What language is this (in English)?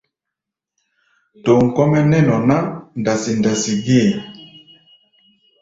Gbaya